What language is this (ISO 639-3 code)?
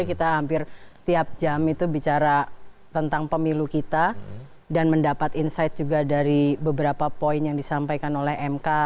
ind